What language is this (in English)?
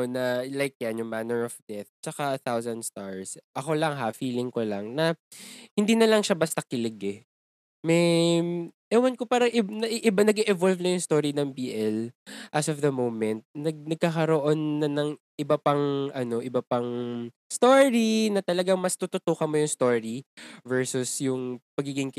Filipino